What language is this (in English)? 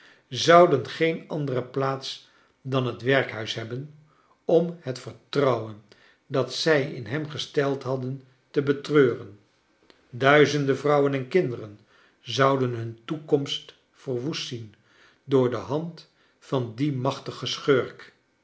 Dutch